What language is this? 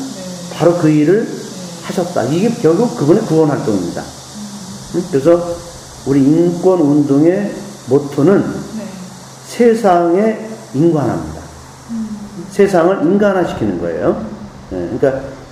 Korean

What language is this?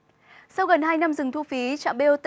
Vietnamese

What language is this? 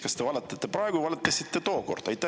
Estonian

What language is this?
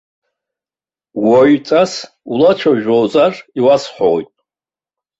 Abkhazian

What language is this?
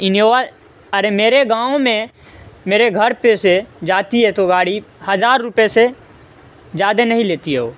Urdu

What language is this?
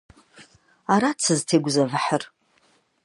Kabardian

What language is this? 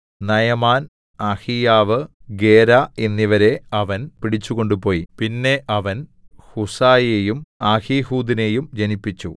Malayalam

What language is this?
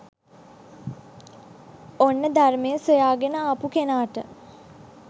Sinhala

